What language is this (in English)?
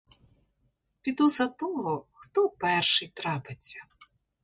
Ukrainian